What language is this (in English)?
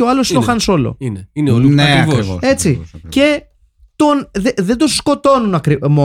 Greek